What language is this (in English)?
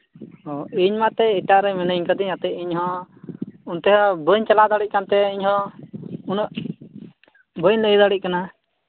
Santali